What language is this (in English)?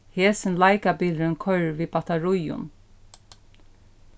Faroese